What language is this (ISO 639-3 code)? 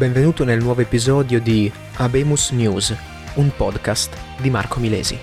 ita